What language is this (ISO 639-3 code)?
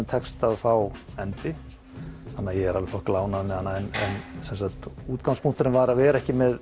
isl